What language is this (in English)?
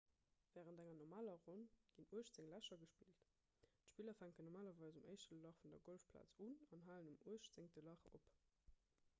Luxembourgish